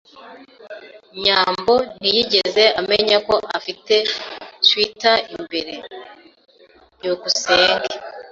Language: Kinyarwanda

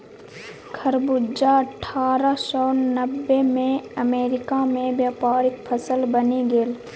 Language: Maithili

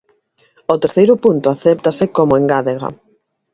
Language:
Galician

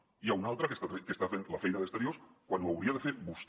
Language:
Catalan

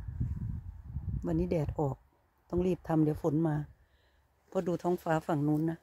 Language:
Thai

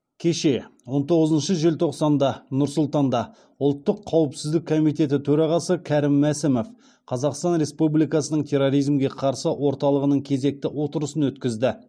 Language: Kazakh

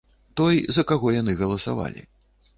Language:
Belarusian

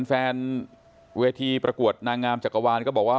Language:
Thai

